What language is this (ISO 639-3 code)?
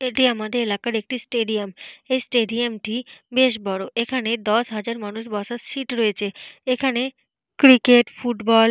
ben